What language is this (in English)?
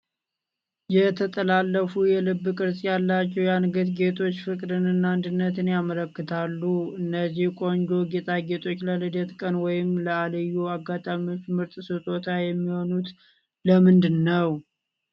Amharic